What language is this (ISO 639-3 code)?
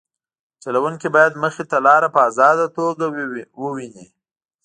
pus